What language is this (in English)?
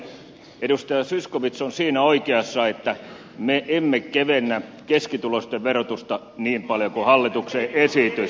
Finnish